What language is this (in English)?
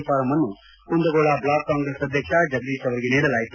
Kannada